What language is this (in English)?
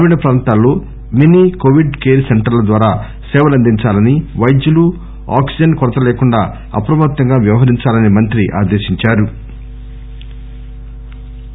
Telugu